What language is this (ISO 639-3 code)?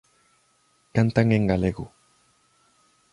glg